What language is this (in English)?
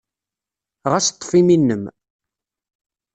Kabyle